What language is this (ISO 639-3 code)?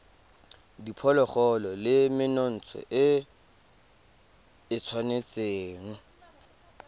tsn